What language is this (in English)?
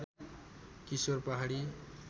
Nepali